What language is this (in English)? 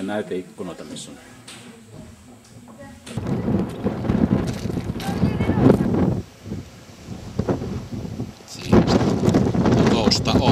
Finnish